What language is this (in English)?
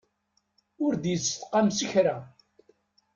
Kabyle